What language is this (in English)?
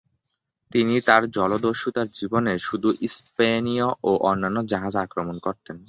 Bangla